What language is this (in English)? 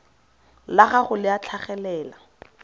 Tswana